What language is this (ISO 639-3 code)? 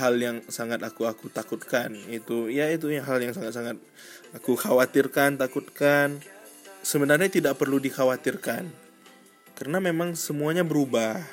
ind